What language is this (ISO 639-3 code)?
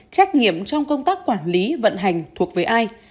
vie